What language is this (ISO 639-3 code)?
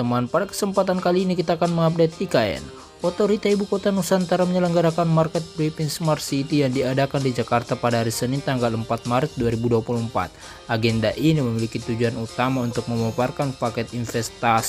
ind